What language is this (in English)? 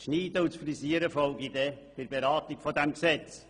Swiss German